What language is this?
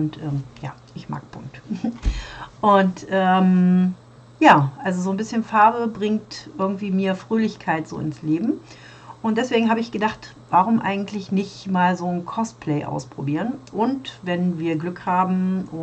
German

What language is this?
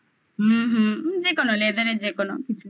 Bangla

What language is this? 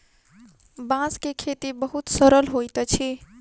Maithili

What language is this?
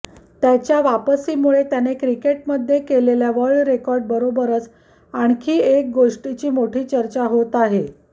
Marathi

